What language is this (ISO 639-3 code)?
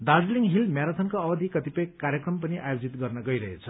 nep